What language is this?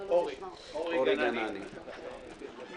Hebrew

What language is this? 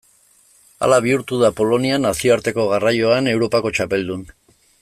Basque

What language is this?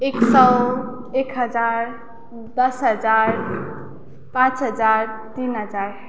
Nepali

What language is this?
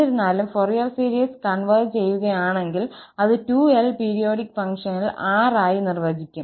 Malayalam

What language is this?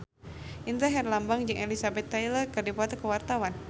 Sundanese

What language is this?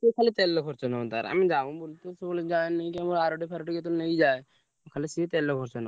Odia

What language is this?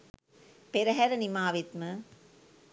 Sinhala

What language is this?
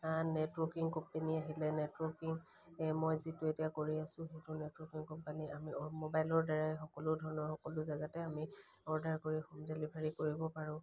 Assamese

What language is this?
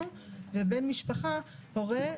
Hebrew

